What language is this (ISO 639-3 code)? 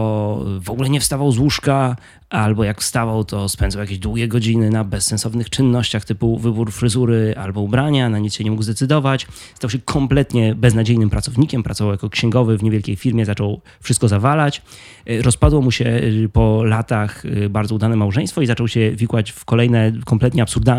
pol